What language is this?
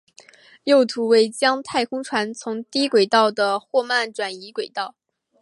Chinese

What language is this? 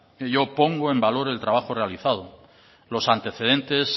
Spanish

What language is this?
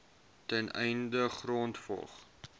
Afrikaans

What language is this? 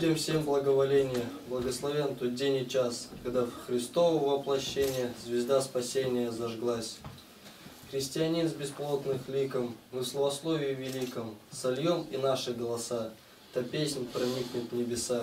Russian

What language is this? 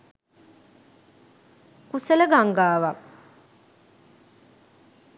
Sinhala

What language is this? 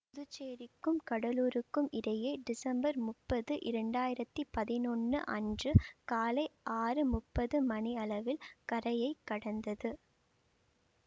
Tamil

